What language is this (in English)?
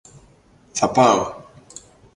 Greek